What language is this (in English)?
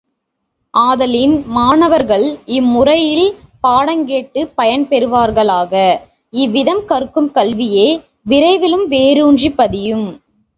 Tamil